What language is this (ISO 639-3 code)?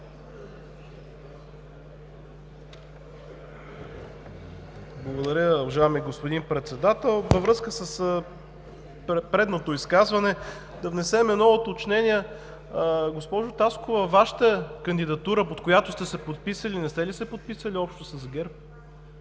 bul